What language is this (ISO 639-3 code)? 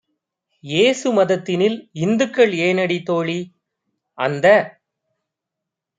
tam